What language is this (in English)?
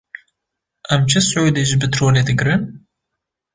Kurdish